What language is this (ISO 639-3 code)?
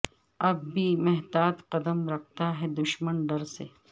urd